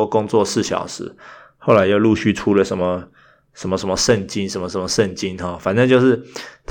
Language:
Chinese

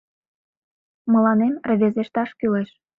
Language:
Mari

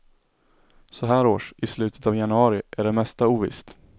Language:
Swedish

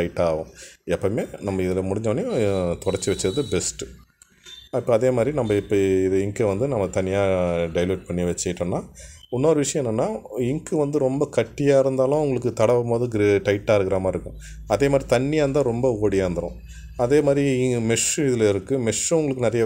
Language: Tamil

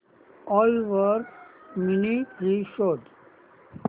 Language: Marathi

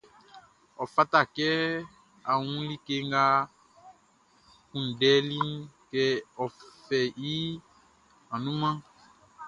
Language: Baoulé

